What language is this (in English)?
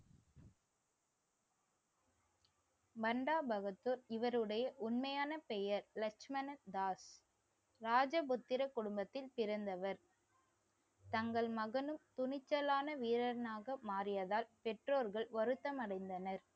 Tamil